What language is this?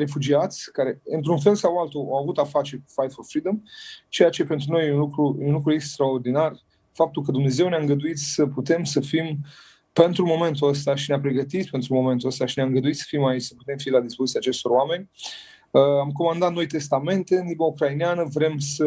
Romanian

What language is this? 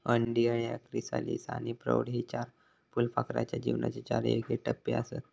Marathi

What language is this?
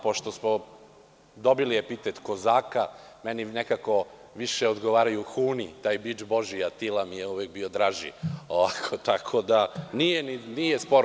Serbian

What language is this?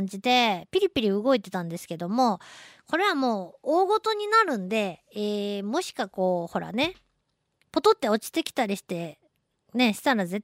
Japanese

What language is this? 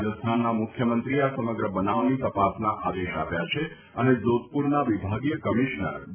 Gujarati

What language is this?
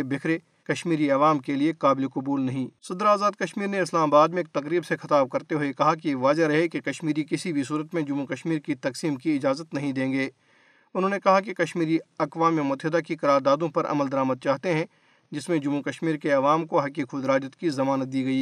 Urdu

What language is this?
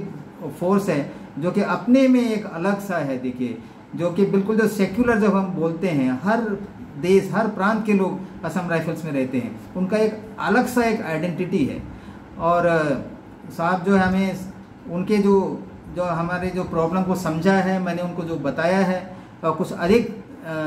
Hindi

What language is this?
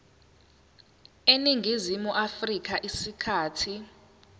Zulu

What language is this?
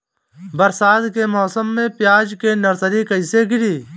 Bhojpuri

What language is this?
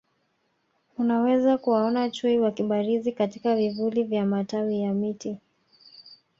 Swahili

